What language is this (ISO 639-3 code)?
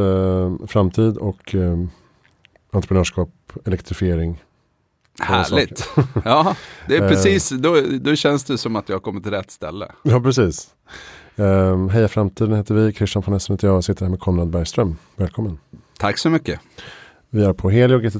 swe